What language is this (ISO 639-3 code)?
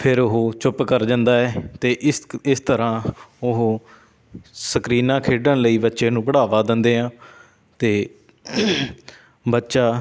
pan